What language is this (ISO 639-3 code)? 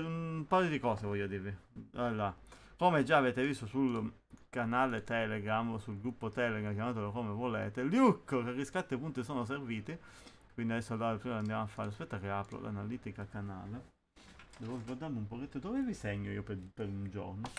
ita